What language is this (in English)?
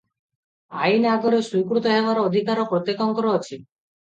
Odia